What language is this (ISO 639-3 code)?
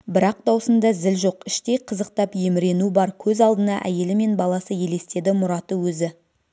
kaz